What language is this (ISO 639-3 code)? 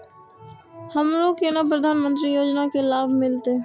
mai